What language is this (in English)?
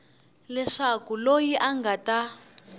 Tsonga